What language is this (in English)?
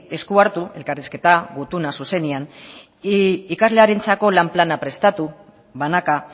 Basque